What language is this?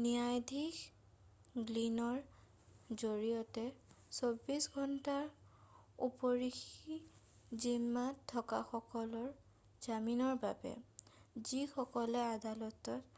Assamese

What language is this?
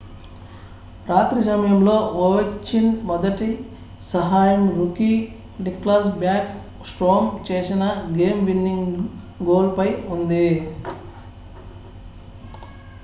Telugu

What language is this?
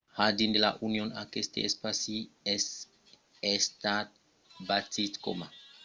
Occitan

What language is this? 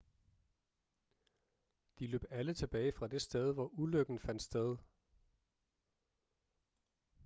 Danish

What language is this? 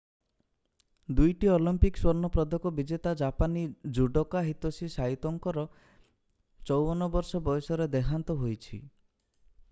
Odia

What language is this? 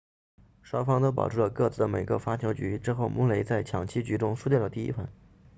Chinese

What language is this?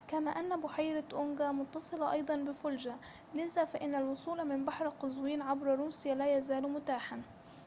Arabic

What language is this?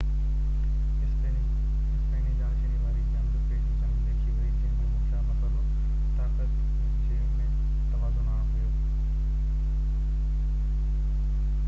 Sindhi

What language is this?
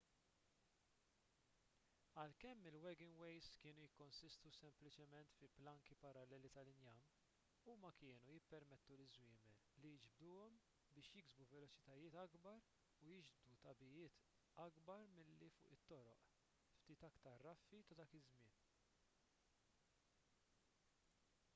Maltese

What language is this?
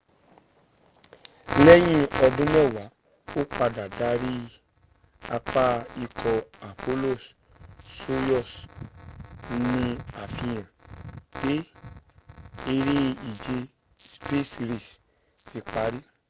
Yoruba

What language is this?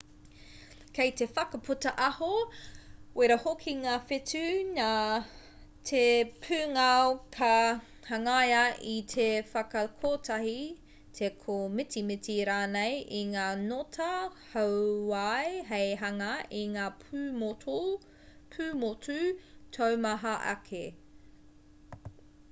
Māori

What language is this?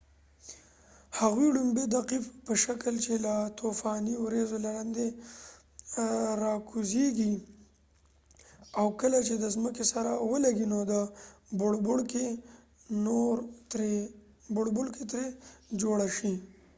Pashto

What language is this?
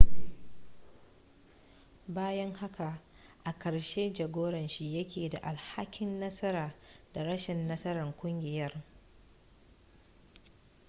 Hausa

